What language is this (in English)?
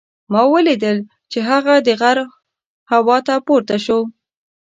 Pashto